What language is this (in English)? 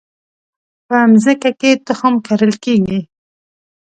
Pashto